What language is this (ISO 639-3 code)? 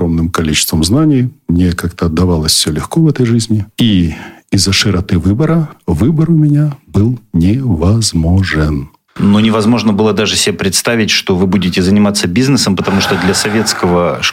rus